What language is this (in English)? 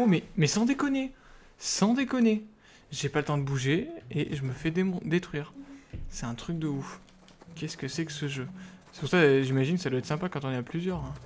French